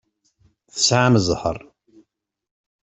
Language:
Kabyle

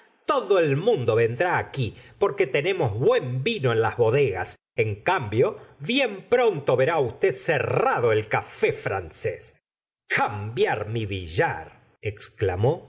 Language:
Spanish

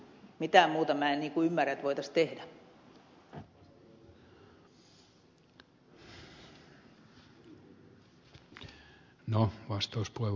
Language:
Finnish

